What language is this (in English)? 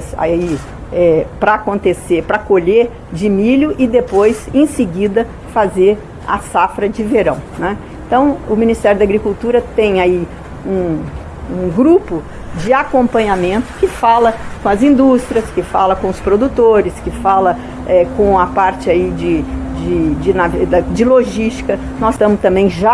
Portuguese